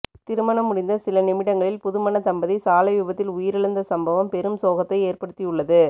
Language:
Tamil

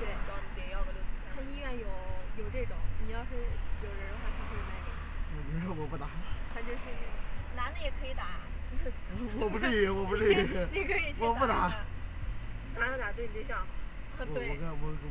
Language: Chinese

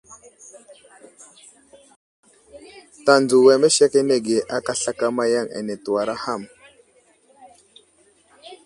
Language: Wuzlam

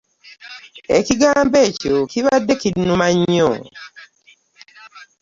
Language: Ganda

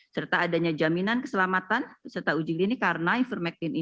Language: Indonesian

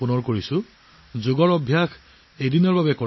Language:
Assamese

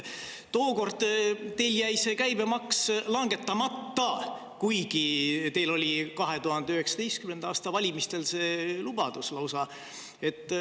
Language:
Estonian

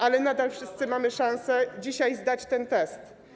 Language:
Polish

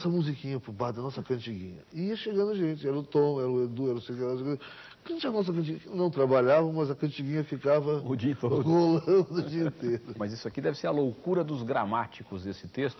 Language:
Portuguese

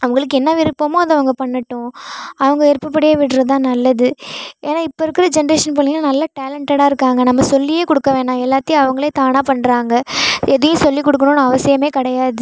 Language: Tamil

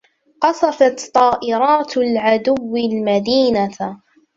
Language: Arabic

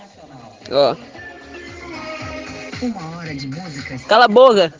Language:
Russian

